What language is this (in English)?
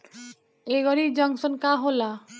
Bhojpuri